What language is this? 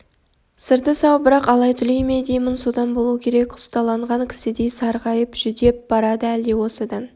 Kazakh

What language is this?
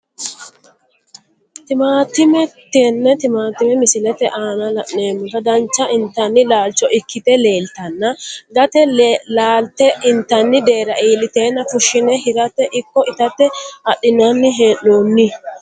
Sidamo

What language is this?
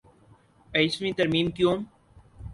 Urdu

